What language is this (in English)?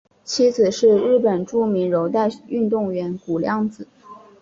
Chinese